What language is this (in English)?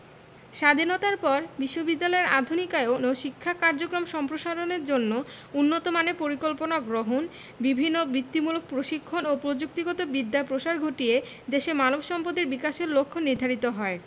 Bangla